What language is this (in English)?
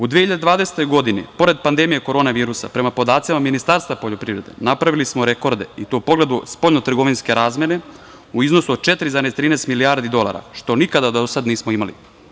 Serbian